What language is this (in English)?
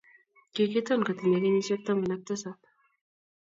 Kalenjin